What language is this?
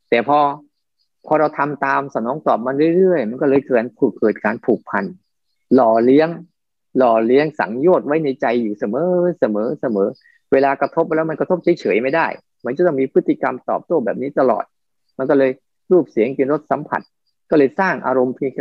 Thai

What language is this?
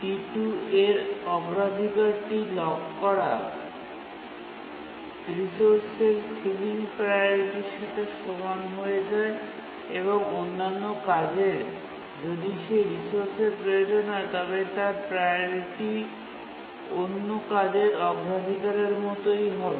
Bangla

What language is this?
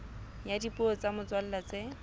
Southern Sotho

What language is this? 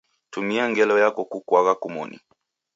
Taita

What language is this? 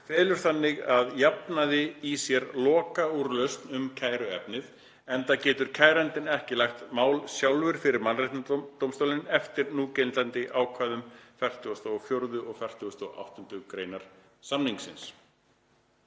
Icelandic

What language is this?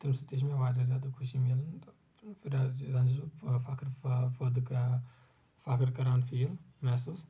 Kashmiri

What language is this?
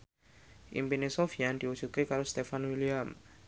Javanese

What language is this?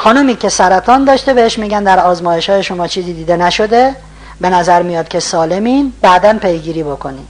Persian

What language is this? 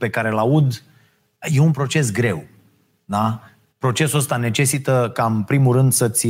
Romanian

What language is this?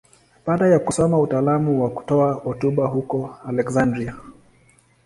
Swahili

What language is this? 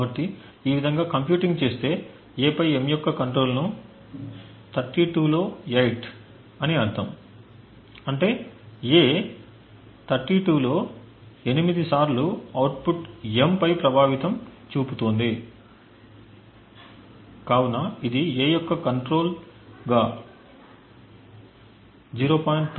Telugu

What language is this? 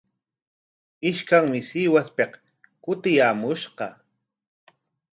Corongo Ancash Quechua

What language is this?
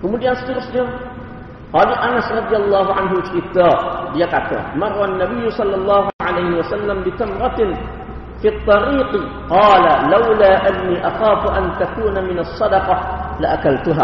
Malay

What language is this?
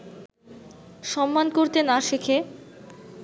Bangla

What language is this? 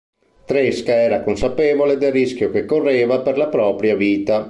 Italian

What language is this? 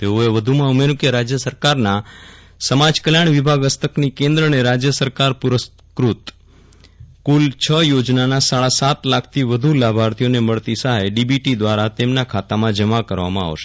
Gujarati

